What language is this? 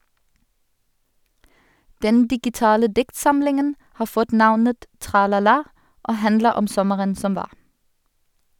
Norwegian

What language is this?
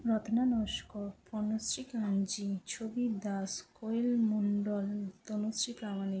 Bangla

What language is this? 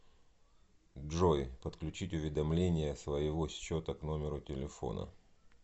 Russian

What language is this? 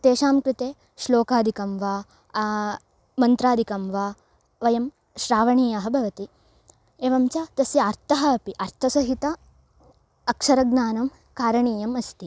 Sanskrit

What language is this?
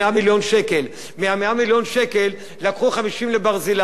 Hebrew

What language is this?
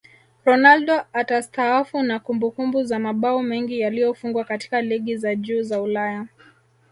Swahili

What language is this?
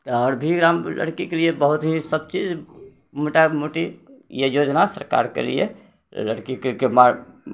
Maithili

